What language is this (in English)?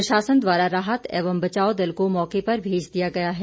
Hindi